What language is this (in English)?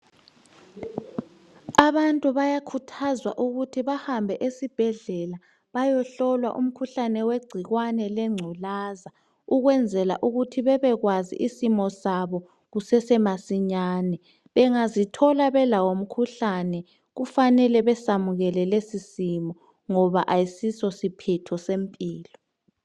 North Ndebele